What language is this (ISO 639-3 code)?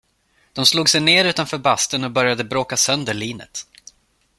swe